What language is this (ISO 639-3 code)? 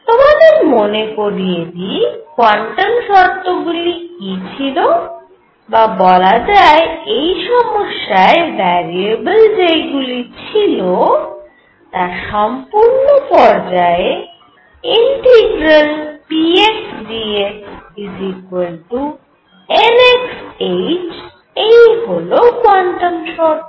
ben